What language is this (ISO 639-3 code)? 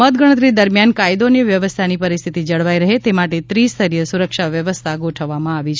guj